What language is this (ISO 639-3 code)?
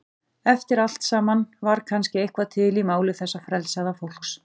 isl